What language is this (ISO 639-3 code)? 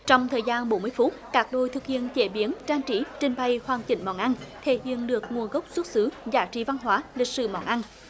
vie